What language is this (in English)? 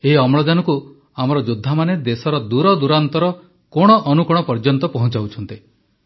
Odia